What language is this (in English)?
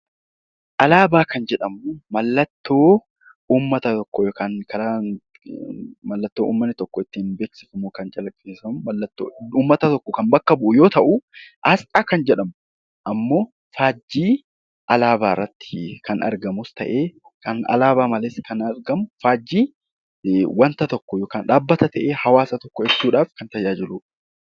Oromo